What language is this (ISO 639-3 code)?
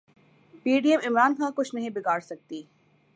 urd